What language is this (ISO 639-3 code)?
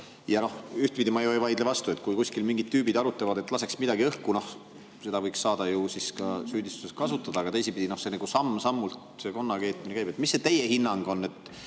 est